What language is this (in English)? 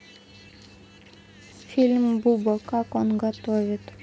Russian